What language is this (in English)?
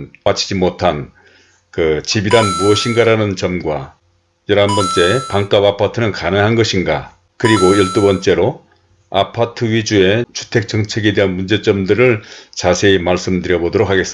Korean